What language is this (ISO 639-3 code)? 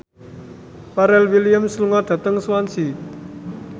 jav